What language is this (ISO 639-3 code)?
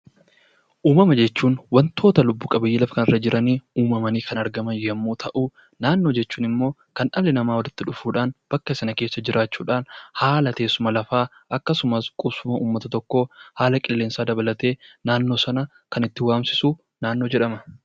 orm